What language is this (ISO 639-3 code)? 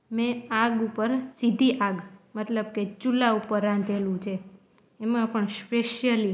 guj